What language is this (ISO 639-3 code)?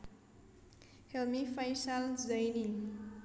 jav